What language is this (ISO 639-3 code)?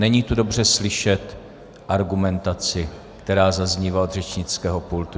ces